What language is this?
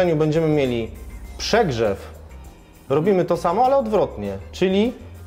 Polish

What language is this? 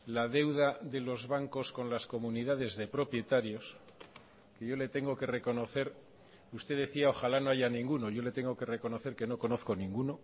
Spanish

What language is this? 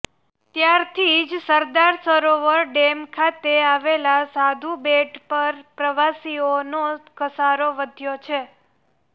Gujarati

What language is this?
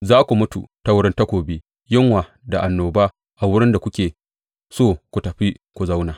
Hausa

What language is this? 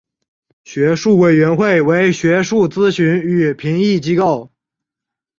Chinese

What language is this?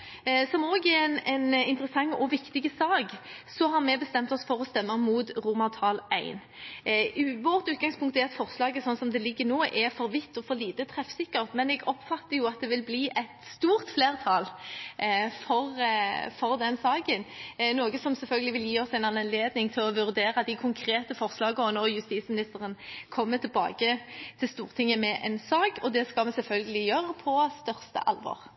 Norwegian Bokmål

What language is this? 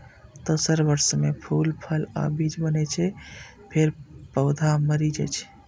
Maithili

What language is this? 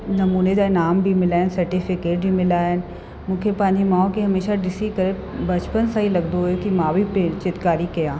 Sindhi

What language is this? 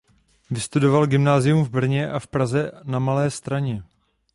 Czech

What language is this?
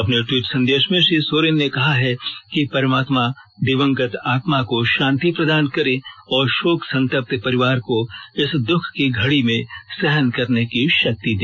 Hindi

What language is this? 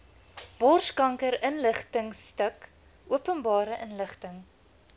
Afrikaans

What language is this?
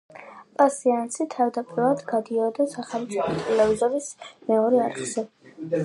Georgian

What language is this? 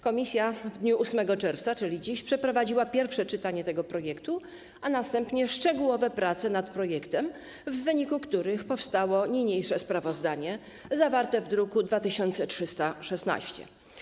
Polish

